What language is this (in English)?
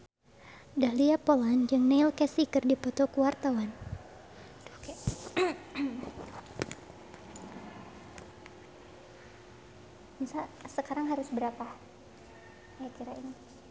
Sundanese